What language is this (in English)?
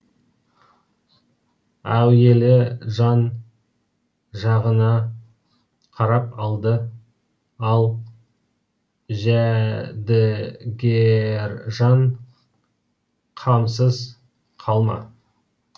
Kazakh